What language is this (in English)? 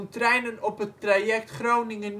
Dutch